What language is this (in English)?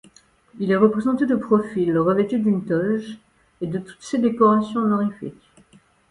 French